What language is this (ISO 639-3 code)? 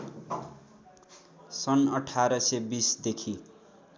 nep